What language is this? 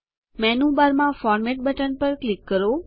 Gujarati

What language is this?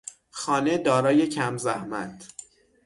Persian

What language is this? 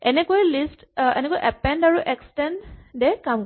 Assamese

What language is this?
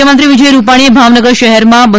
Gujarati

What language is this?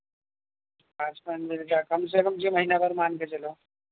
Urdu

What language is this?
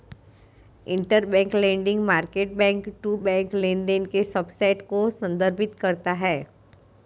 Hindi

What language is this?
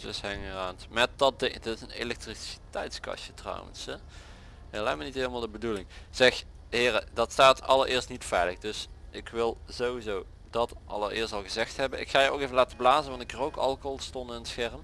Dutch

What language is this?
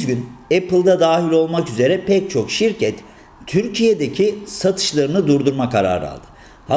Turkish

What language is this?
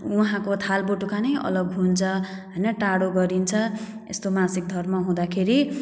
Nepali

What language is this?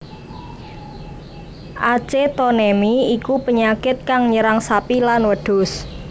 Javanese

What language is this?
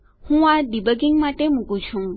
Gujarati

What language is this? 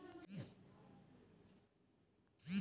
Bhojpuri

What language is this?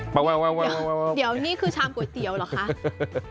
Thai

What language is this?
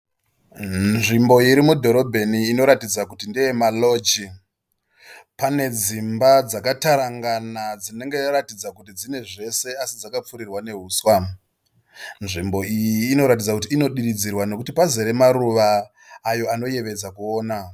Shona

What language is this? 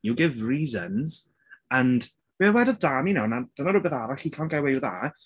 Welsh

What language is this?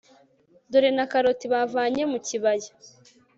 Kinyarwanda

